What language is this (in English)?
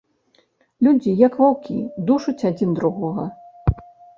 Belarusian